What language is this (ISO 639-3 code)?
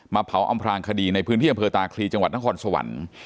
tha